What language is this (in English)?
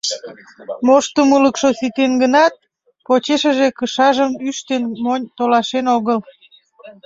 Mari